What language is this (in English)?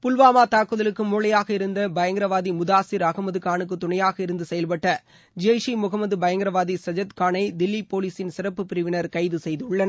Tamil